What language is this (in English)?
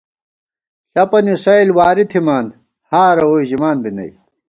Gawar-Bati